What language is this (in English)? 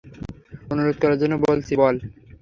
Bangla